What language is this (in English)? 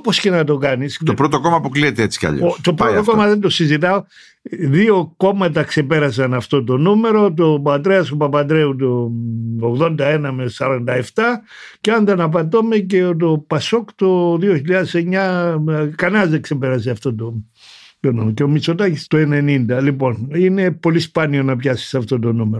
Greek